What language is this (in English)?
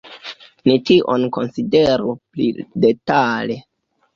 Esperanto